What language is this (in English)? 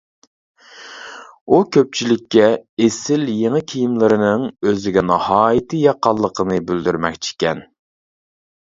Uyghur